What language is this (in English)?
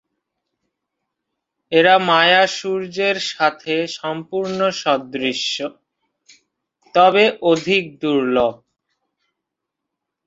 Bangla